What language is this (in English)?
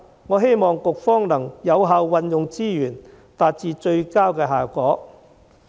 Cantonese